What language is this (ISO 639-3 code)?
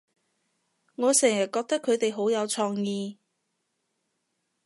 yue